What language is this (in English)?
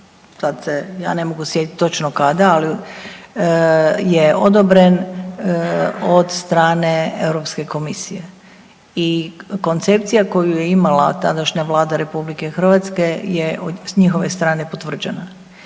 Croatian